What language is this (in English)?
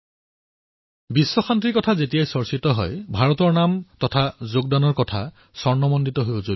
Assamese